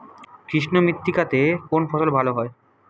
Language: Bangla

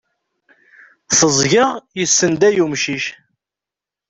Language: Kabyle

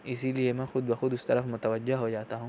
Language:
Urdu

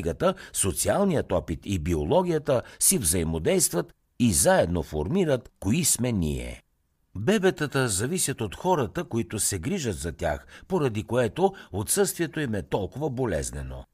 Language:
Bulgarian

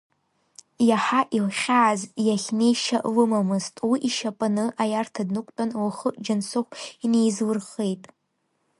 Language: Abkhazian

